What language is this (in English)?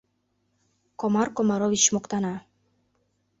Mari